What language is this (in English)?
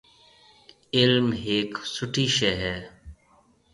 Marwari (Pakistan)